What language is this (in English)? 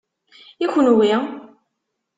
Kabyle